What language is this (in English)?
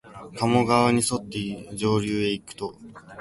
Japanese